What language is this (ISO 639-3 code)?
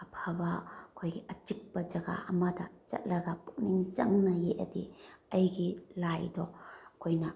mni